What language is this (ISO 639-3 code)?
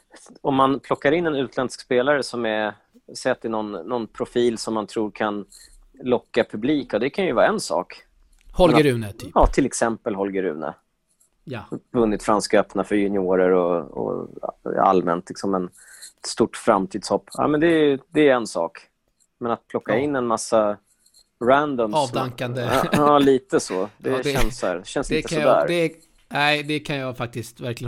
swe